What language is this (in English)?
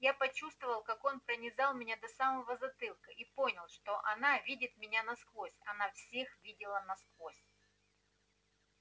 Russian